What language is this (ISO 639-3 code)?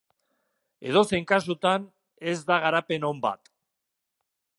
eus